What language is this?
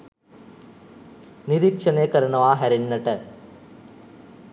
Sinhala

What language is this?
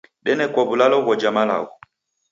Taita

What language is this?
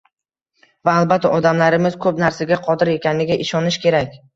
Uzbek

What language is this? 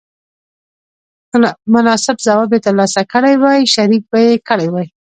Pashto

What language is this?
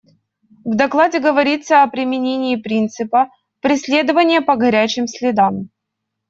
Russian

